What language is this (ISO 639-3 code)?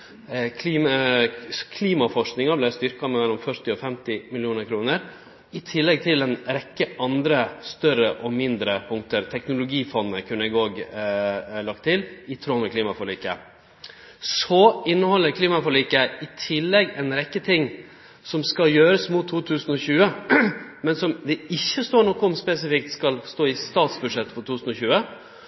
nno